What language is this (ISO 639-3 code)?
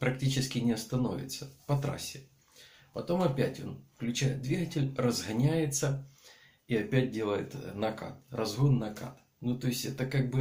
rus